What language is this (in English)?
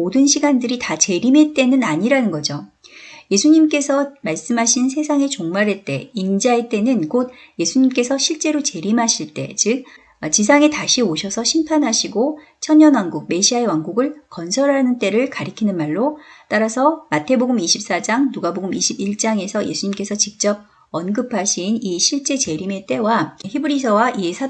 Korean